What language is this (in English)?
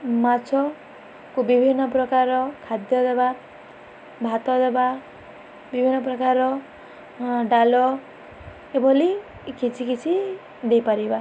Odia